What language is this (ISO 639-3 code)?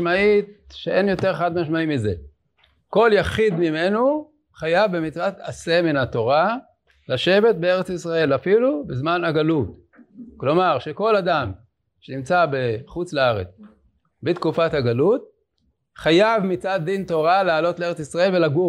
heb